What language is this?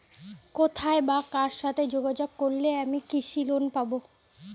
Bangla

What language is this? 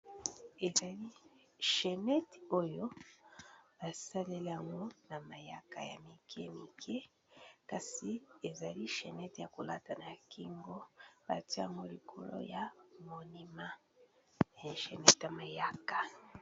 Lingala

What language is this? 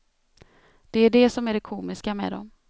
Swedish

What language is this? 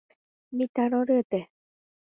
Guarani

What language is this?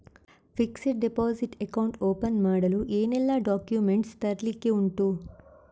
Kannada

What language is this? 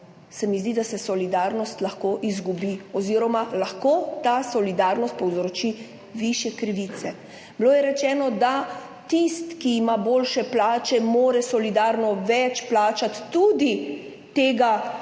Slovenian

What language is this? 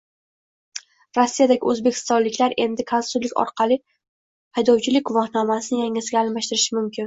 Uzbek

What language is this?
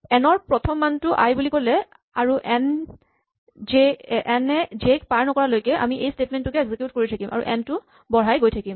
Assamese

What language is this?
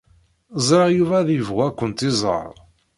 Kabyle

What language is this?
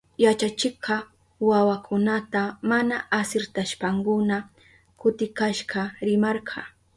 Southern Pastaza Quechua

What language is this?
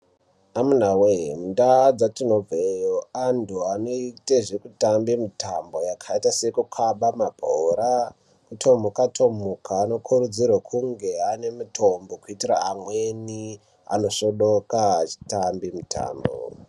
Ndau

